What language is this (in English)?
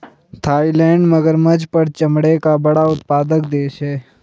Hindi